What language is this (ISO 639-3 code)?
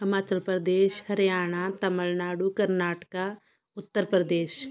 pan